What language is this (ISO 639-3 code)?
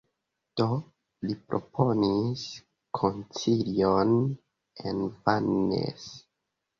epo